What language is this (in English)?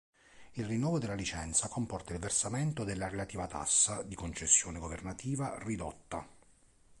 Italian